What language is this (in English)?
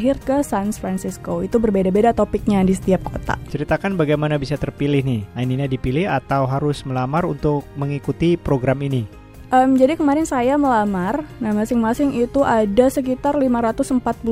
Indonesian